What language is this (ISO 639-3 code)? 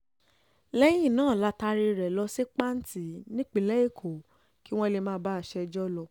yor